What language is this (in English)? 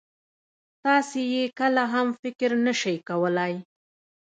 Pashto